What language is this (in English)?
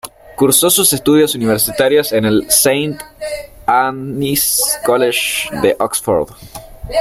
Spanish